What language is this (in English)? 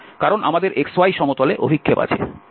Bangla